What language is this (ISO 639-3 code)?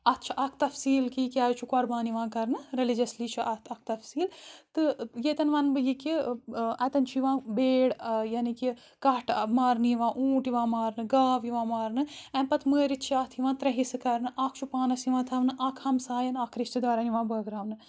kas